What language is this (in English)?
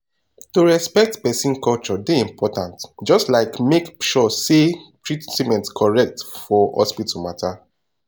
Nigerian Pidgin